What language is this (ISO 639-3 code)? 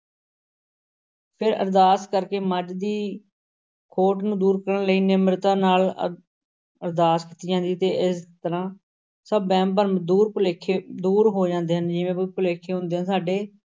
pan